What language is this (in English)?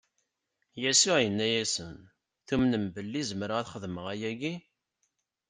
Kabyle